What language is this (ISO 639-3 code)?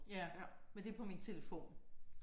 dan